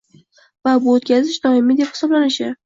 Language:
Uzbek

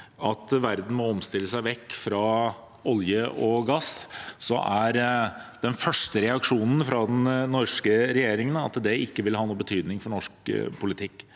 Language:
Norwegian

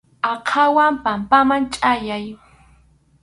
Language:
Arequipa-La Unión Quechua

